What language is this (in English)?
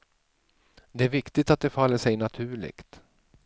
Swedish